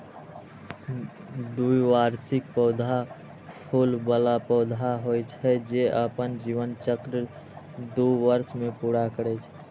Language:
Maithili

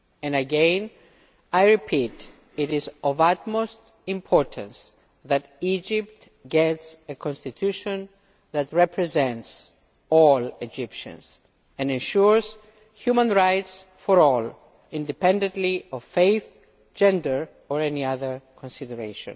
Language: English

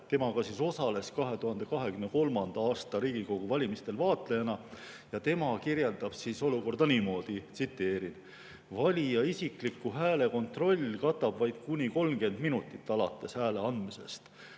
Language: Estonian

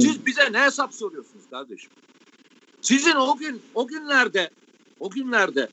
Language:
Turkish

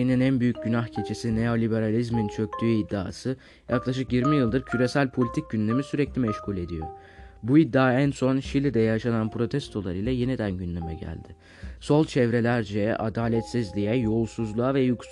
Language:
Turkish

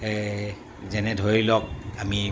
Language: Assamese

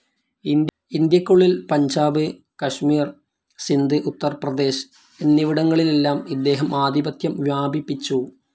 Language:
Malayalam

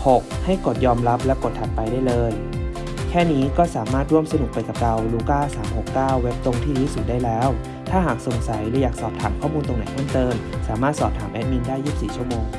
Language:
Thai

